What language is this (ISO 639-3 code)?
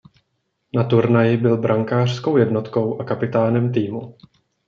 ces